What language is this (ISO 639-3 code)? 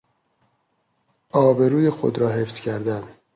fas